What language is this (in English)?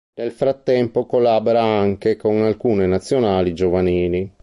Italian